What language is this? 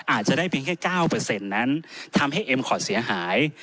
Thai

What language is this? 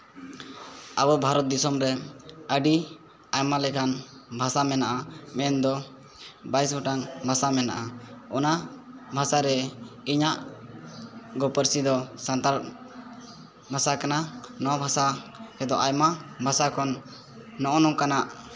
Santali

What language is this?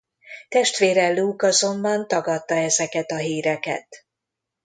Hungarian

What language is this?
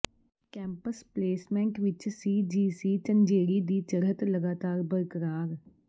Punjabi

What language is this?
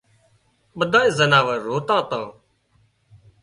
Wadiyara Koli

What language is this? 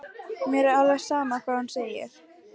Icelandic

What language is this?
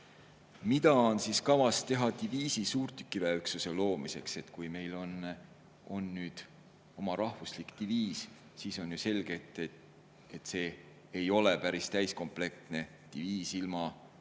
Estonian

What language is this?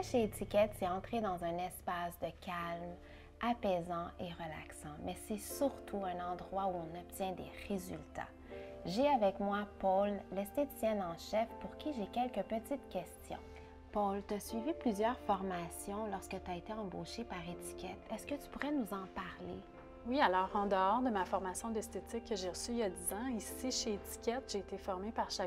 French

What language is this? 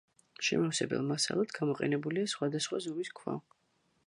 Georgian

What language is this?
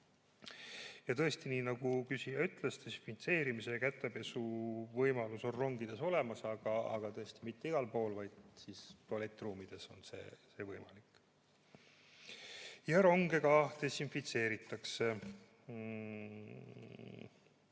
Estonian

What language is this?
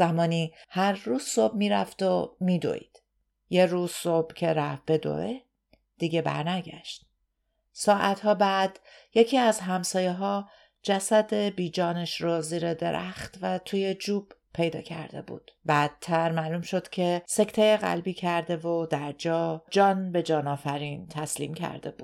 Persian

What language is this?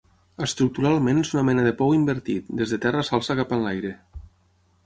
Catalan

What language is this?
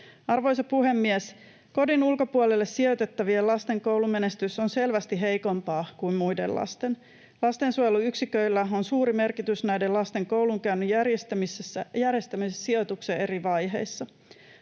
Finnish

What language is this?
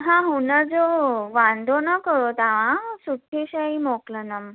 Sindhi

